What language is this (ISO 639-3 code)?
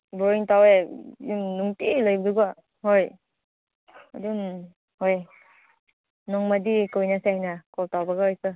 mni